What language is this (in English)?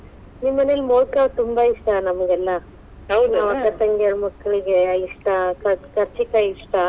Kannada